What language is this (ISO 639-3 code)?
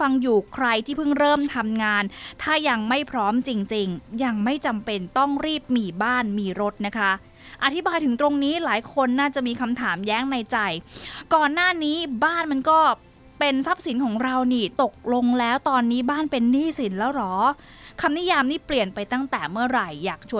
tha